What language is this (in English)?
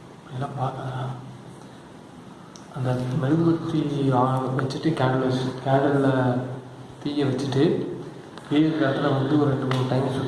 Korean